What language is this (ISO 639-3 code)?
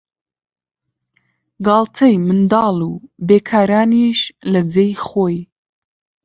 ckb